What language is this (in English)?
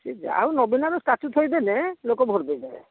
Odia